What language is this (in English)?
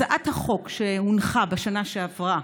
Hebrew